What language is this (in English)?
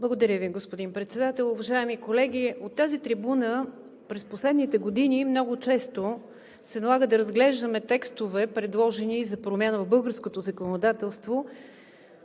Bulgarian